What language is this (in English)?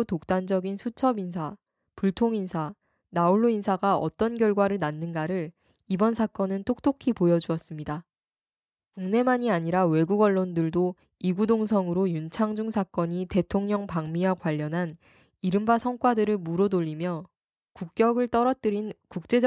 Korean